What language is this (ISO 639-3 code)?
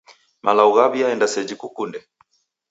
dav